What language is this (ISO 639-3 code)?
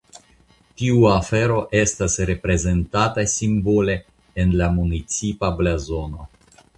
epo